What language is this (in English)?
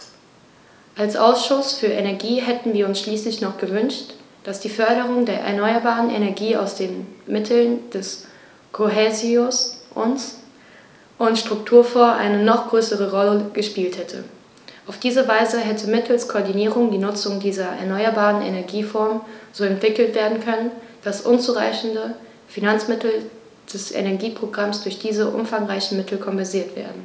German